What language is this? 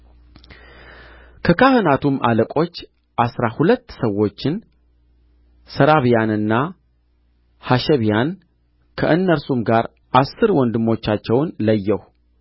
Amharic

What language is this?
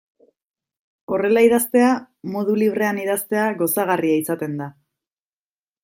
Basque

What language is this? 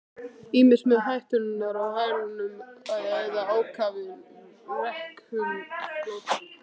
Icelandic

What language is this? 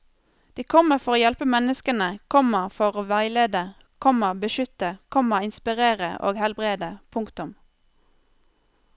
Norwegian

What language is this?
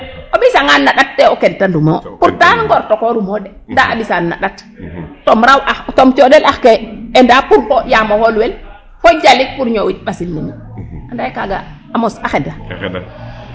Serer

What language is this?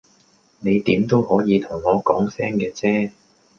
Cantonese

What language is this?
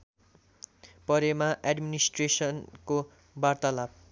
Nepali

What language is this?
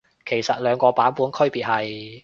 Cantonese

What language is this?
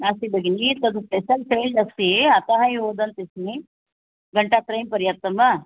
Sanskrit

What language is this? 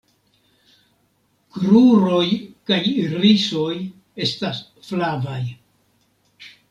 Esperanto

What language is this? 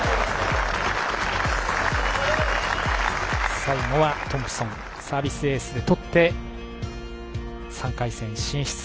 Japanese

